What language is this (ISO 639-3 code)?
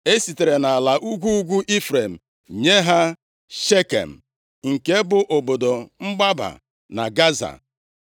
ibo